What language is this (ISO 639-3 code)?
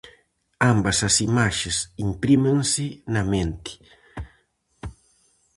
glg